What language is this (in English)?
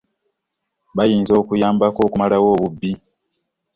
Ganda